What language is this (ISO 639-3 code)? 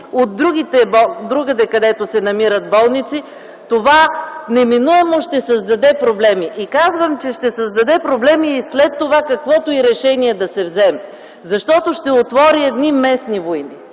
bul